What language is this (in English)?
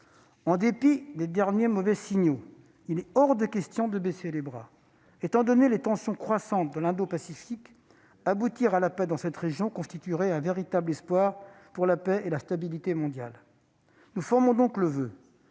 French